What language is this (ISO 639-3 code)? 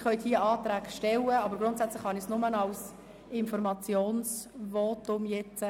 gsw